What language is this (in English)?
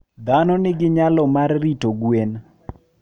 Luo (Kenya and Tanzania)